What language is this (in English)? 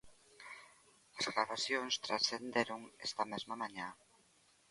Galician